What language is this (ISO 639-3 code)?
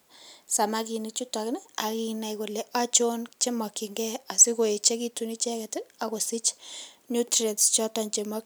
kln